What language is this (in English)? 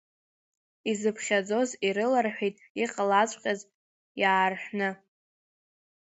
Abkhazian